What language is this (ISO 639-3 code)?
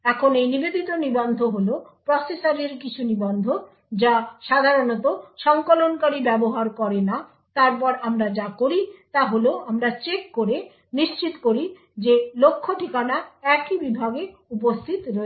ben